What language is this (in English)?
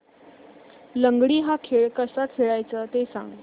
Marathi